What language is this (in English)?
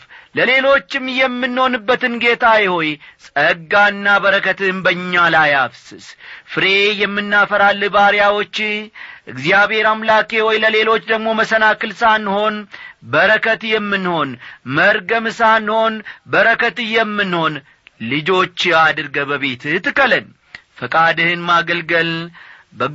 Amharic